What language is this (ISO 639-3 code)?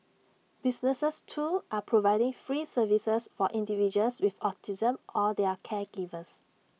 eng